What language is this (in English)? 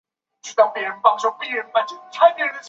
Chinese